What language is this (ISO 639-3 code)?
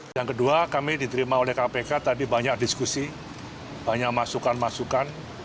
ind